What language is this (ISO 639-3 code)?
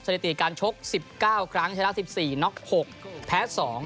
tha